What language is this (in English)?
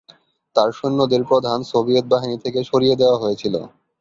Bangla